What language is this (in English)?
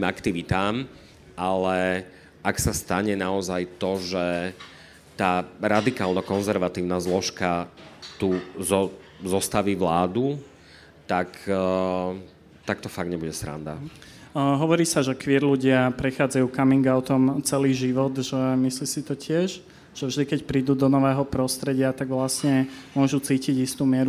Slovak